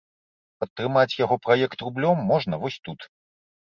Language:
Belarusian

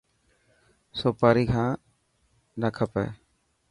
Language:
Dhatki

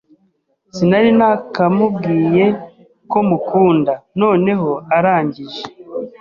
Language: Kinyarwanda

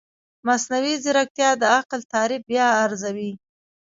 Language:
Pashto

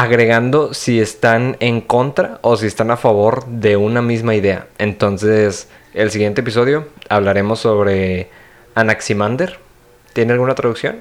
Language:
Spanish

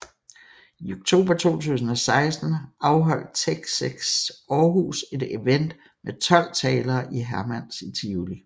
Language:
Danish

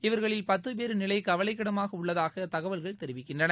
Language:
Tamil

